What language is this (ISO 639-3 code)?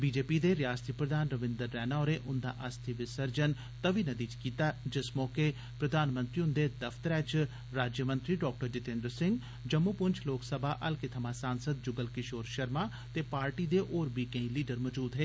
doi